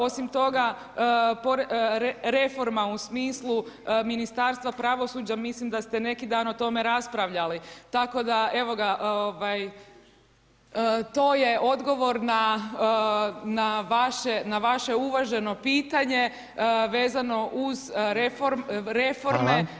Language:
Croatian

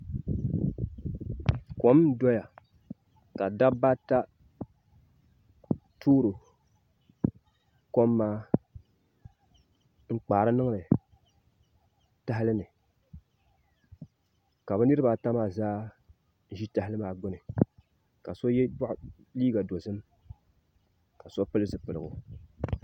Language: Dagbani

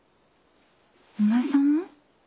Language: Japanese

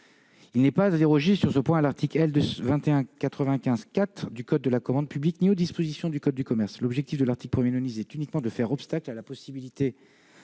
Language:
French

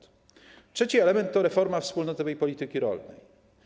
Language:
Polish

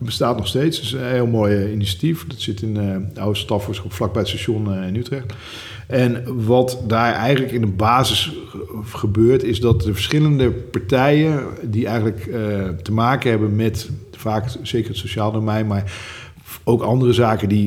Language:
Dutch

